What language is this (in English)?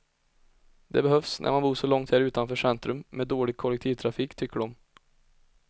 Swedish